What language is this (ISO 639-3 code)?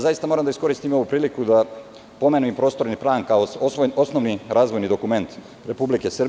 srp